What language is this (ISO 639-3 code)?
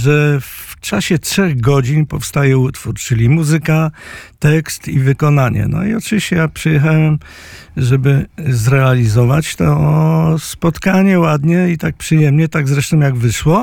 pol